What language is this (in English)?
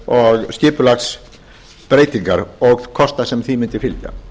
Icelandic